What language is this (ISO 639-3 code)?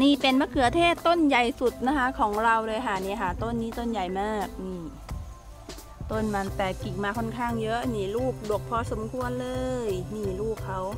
tha